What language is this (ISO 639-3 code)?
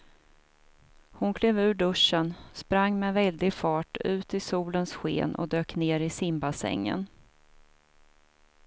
swe